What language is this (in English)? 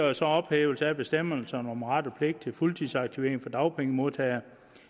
Danish